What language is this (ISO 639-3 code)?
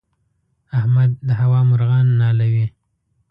pus